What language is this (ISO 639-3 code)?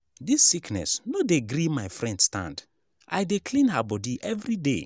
pcm